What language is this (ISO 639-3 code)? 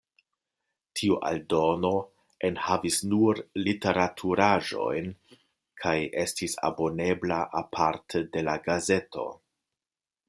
epo